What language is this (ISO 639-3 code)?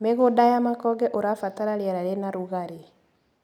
kik